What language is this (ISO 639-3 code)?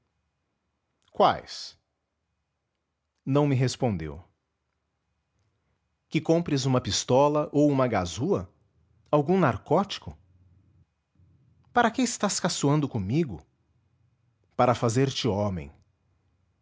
por